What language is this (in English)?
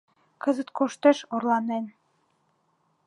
Mari